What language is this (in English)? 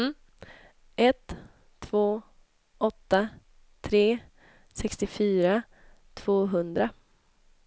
Swedish